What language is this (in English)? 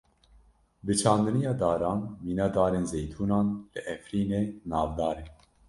Kurdish